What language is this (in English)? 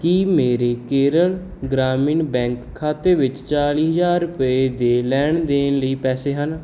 Punjabi